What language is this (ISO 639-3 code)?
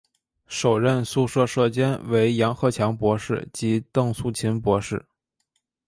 zho